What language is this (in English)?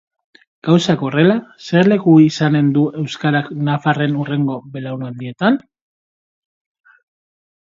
Basque